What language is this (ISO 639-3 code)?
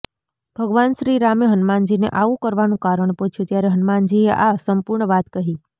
guj